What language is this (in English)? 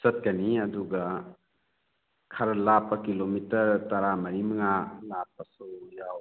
Manipuri